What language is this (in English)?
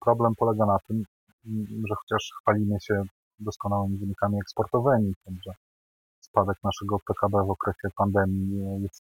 Polish